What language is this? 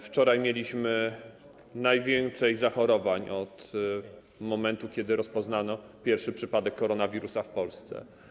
Polish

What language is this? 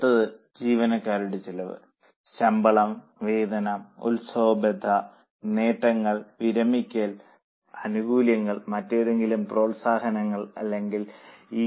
Malayalam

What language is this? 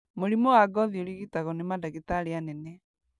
Kikuyu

